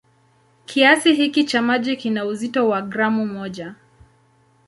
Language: Swahili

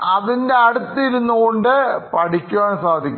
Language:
Malayalam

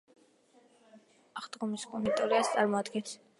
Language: Georgian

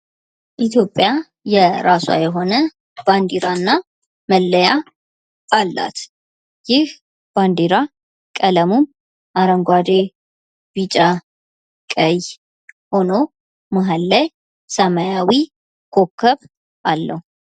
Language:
Amharic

